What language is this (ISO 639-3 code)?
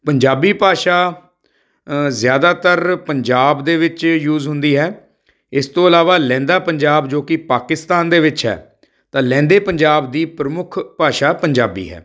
pan